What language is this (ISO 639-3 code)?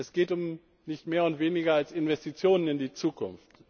deu